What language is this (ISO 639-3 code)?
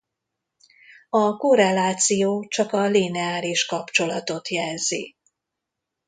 hun